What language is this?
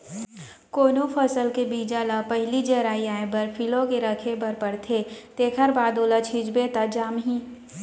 Chhattisgarhi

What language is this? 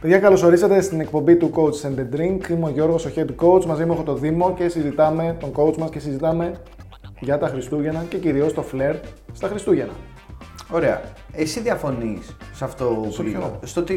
Greek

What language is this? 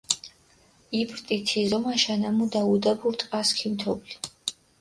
Mingrelian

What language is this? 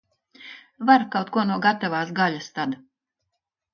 Latvian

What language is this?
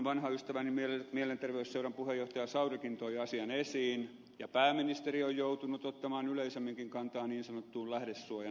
Finnish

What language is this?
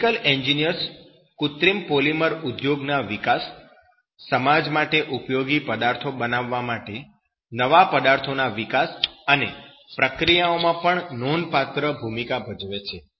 Gujarati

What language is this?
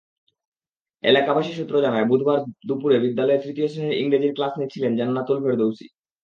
Bangla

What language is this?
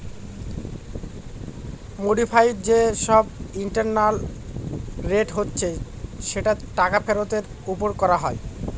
Bangla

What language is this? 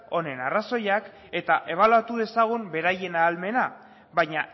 Basque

